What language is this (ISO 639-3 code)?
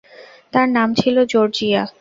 ben